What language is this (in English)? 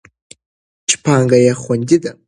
Pashto